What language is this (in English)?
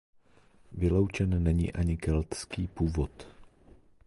Czech